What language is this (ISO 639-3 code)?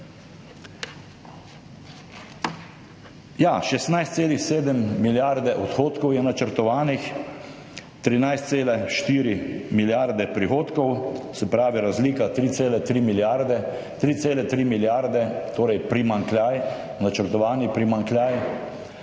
slv